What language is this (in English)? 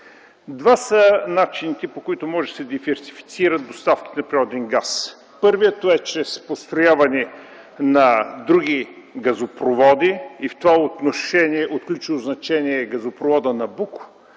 Bulgarian